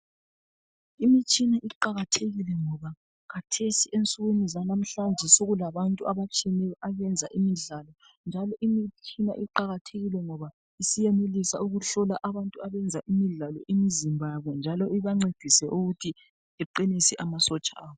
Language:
North Ndebele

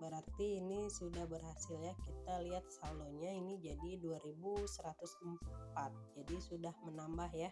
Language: Indonesian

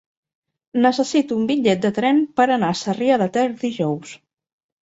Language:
Catalan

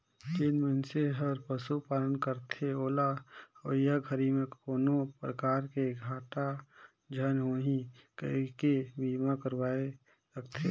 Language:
Chhattisgarhi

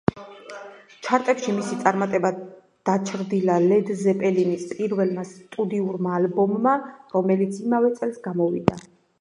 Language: Georgian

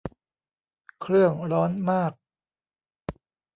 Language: Thai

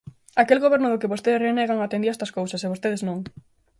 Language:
Galician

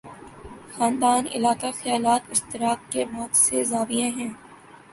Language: Urdu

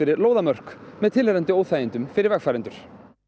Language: Icelandic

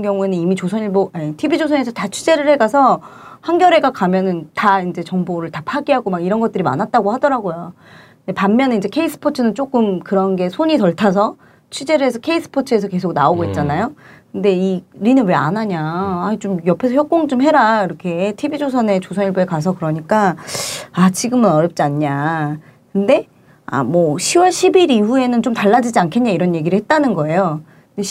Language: Korean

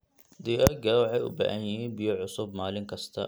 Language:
Somali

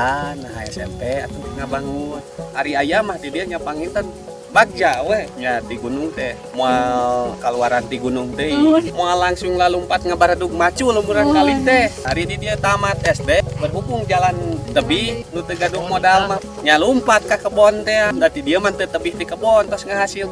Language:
Indonesian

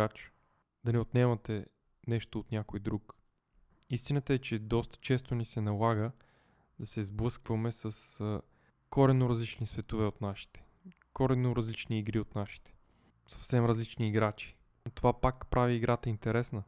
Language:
Bulgarian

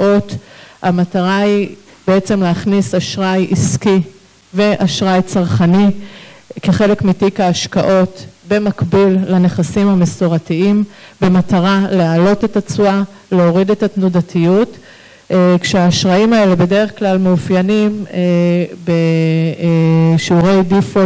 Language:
Hebrew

